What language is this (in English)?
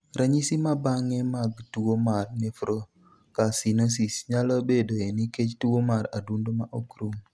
Luo (Kenya and Tanzania)